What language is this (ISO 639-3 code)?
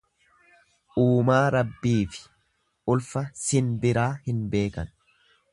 orm